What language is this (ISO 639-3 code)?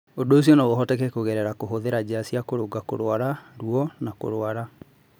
kik